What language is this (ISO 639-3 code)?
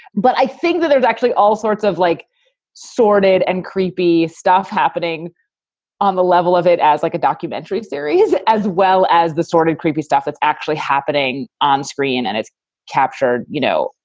eng